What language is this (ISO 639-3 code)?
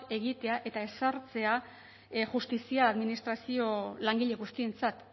eus